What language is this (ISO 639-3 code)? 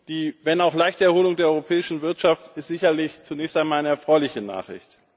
deu